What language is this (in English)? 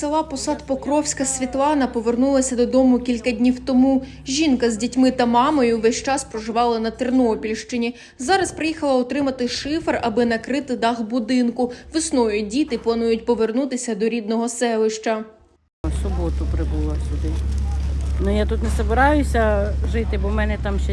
Ukrainian